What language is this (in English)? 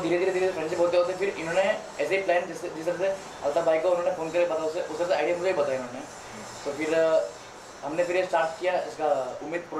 Hindi